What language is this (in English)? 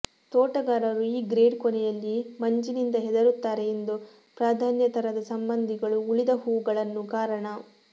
Kannada